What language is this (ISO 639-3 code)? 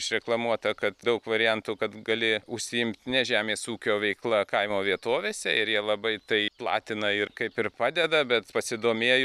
lit